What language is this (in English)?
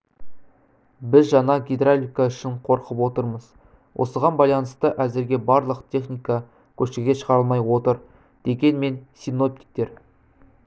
Kazakh